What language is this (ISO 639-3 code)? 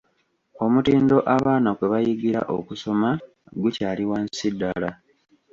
lug